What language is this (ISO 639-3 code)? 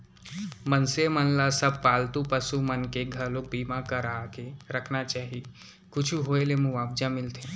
hne